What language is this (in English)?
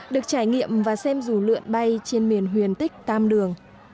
Vietnamese